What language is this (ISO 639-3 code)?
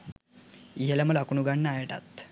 sin